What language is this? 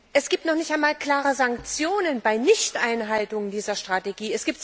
German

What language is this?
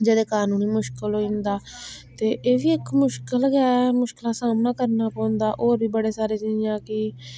Dogri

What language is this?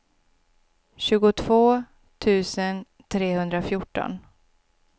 Swedish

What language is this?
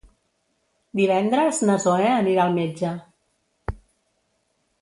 Catalan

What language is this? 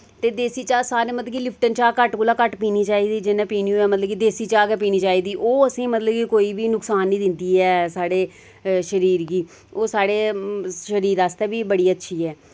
Dogri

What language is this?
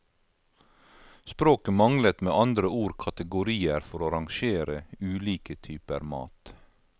Norwegian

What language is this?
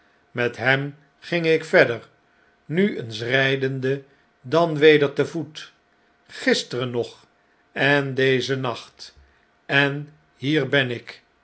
Dutch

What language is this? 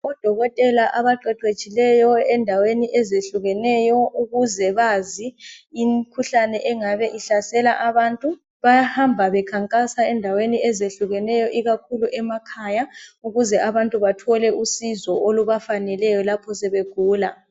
North Ndebele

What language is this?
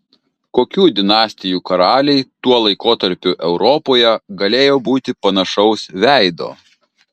Lithuanian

